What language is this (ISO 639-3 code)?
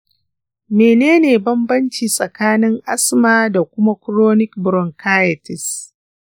hau